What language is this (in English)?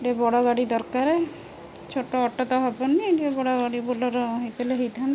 Odia